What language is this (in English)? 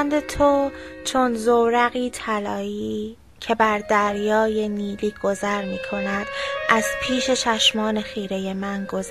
Persian